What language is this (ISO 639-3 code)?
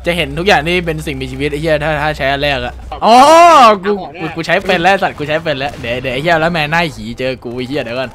tha